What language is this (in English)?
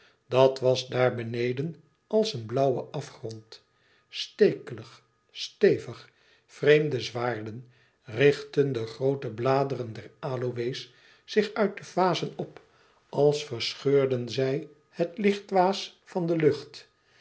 Dutch